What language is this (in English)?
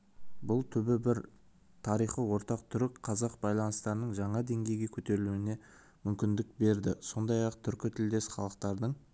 Kazakh